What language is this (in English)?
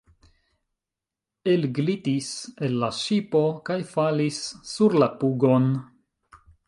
Esperanto